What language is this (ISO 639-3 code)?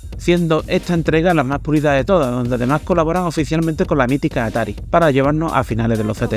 spa